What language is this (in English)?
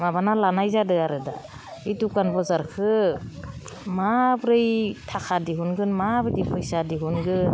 Bodo